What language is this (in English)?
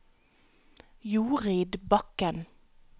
Norwegian